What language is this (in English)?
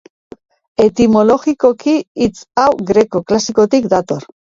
Basque